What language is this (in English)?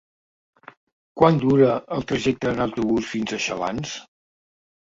Catalan